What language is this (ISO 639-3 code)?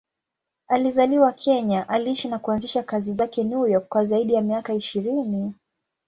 swa